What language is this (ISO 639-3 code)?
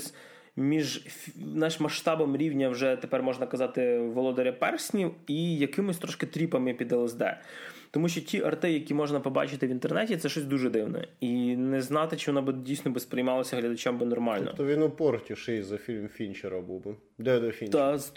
ukr